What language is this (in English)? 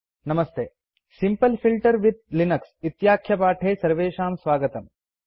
Sanskrit